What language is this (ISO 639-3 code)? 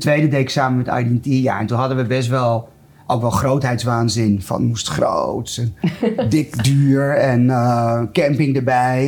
nld